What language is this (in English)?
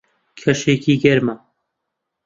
Central Kurdish